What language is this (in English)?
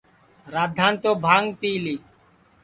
Sansi